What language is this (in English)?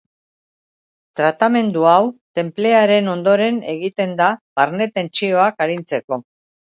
Basque